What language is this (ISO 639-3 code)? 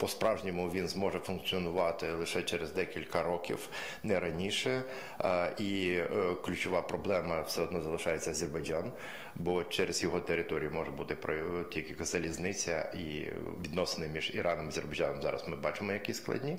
ukr